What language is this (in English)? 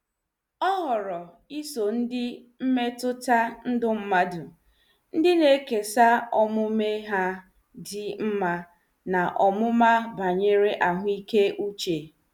Igbo